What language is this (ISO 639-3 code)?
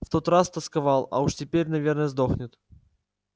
rus